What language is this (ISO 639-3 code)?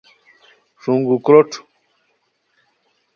khw